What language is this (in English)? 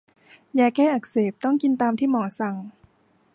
Thai